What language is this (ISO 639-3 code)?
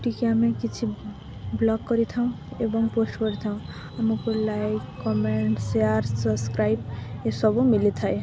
ori